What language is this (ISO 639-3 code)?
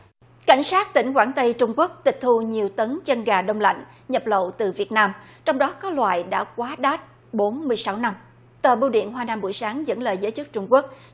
vie